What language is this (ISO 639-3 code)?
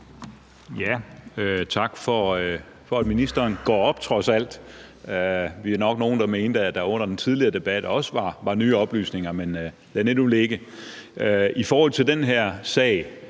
dan